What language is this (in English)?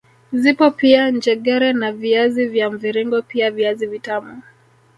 Swahili